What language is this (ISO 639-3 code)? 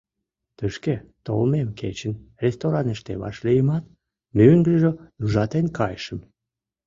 chm